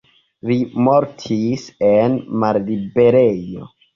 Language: Esperanto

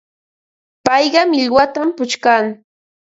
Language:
Ambo-Pasco Quechua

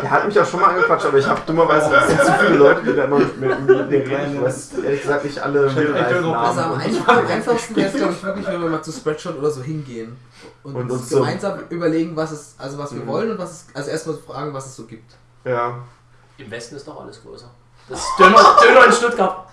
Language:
German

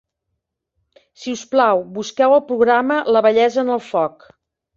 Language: Catalan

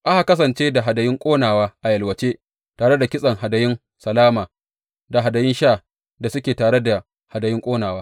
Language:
Hausa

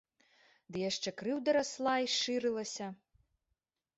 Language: Belarusian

